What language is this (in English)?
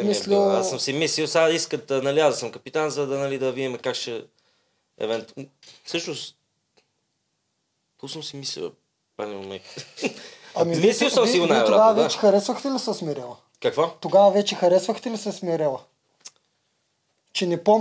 Bulgarian